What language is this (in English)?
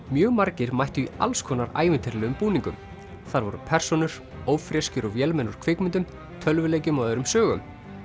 Icelandic